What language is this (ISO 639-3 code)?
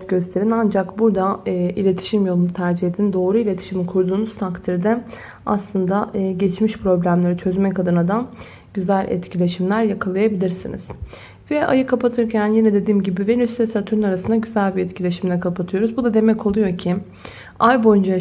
tur